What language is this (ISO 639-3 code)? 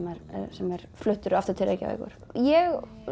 isl